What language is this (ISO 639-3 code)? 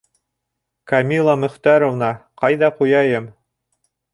bak